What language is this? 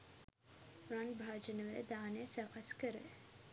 Sinhala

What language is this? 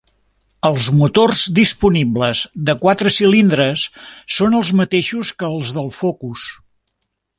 Catalan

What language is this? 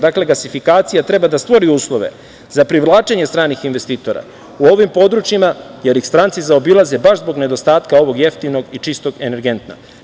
Serbian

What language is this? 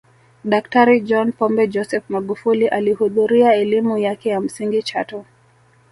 Swahili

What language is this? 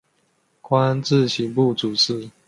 Chinese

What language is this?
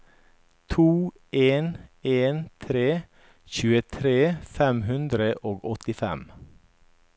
Norwegian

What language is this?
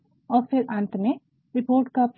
Hindi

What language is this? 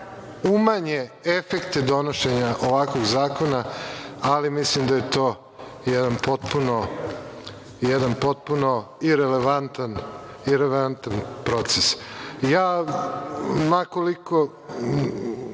Serbian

